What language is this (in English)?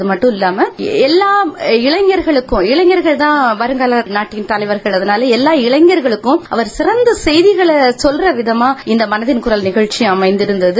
Tamil